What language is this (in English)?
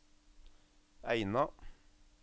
Norwegian